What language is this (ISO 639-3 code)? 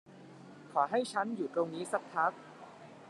tha